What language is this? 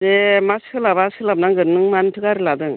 Bodo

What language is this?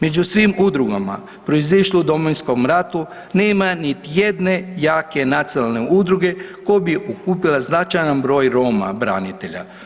Croatian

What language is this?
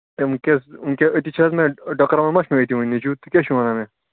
Kashmiri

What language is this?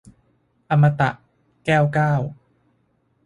Thai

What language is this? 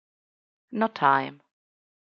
Italian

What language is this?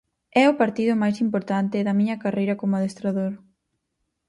Galician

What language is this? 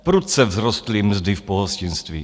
Czech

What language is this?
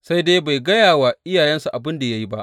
Hausa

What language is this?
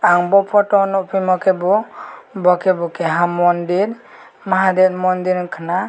Kok Borok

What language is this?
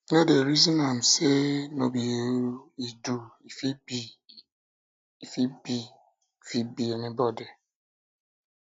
Nigerian Pidgin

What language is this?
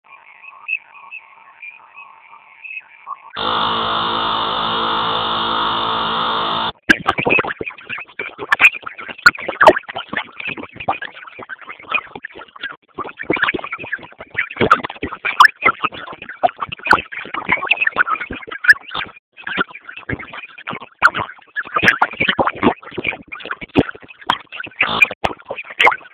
Basque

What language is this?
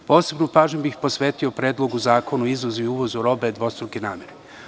Serbian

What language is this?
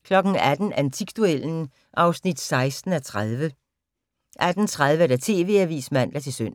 Danish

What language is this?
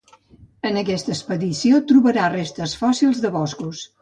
Catalan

